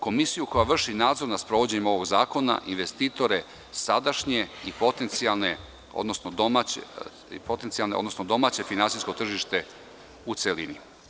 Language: Serbian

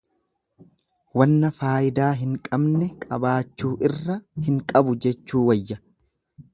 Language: Oromo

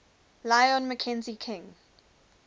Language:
English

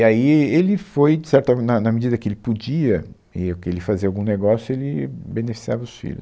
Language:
Portuguese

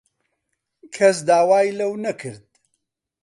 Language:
Central Kurdish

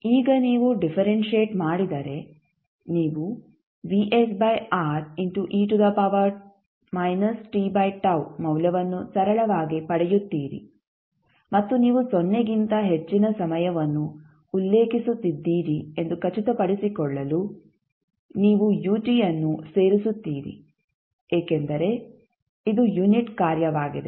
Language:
Kannada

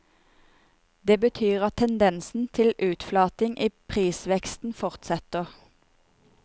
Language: Norwegian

